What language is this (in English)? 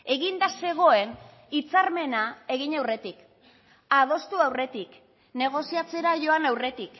Basque